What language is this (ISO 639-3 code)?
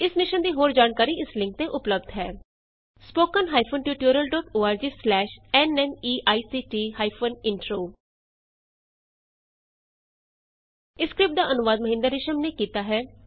pan